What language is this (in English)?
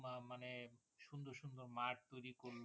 Bangla